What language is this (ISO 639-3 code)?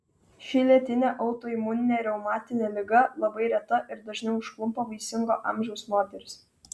lit